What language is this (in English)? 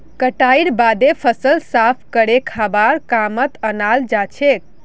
Magahi